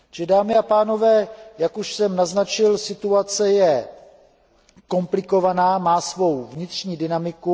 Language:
Czech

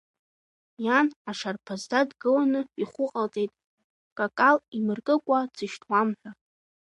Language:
Abkhazian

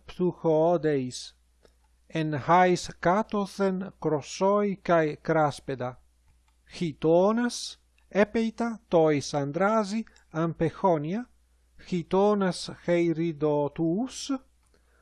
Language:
Greek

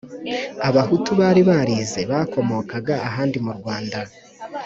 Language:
Kinyarwanda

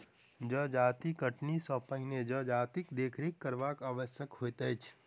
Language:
Maithili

